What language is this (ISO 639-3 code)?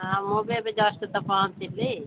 ori